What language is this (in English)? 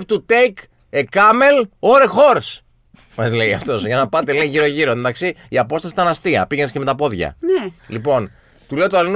Greek